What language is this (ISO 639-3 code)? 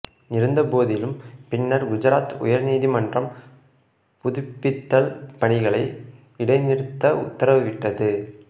tam